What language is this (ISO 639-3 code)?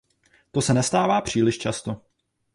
ces